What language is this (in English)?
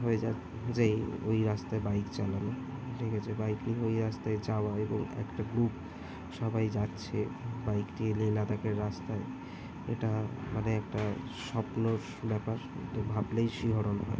Bangla